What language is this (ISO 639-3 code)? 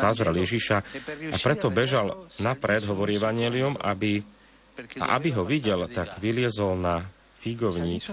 slk